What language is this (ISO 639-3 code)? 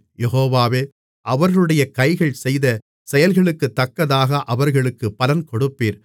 tam